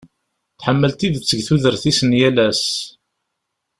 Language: Kabyle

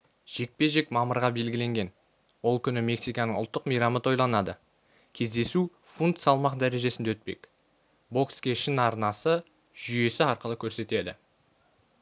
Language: Kazakh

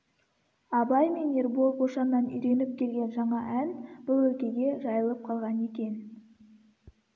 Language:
Kazakh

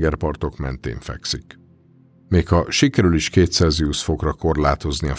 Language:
Hungarian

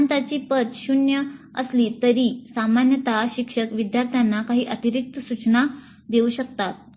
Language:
Marathi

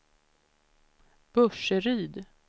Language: Swedish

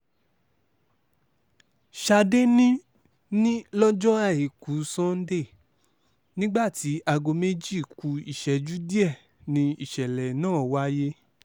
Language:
Yoruba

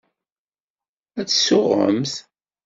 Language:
Kabyle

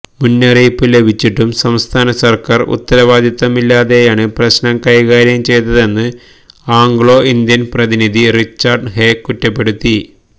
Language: Malayalam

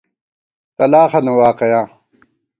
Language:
Gawar-Bati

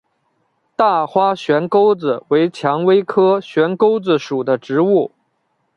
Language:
Chinese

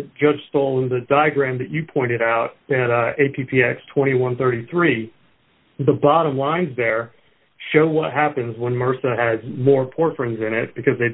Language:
English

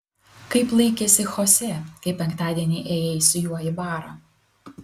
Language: Lithuanian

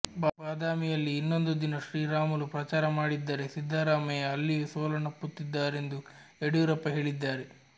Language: Kannada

